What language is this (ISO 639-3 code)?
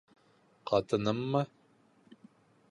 bak